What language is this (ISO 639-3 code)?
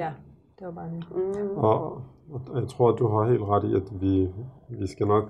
dan